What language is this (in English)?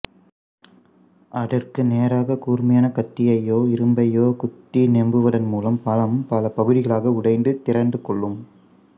Tamil